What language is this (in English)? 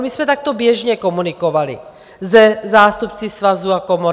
Czech